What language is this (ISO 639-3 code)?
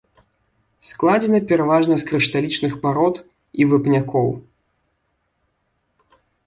bel